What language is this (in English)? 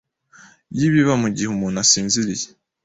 Kinyarwanda